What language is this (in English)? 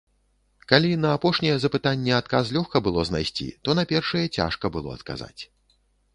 Belarusian